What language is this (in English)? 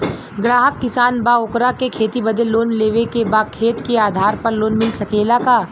Bhojpuri